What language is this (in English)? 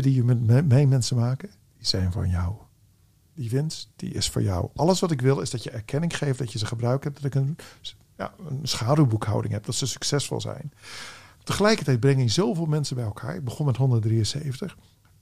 Dutch